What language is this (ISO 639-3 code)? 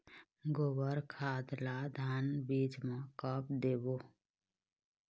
hne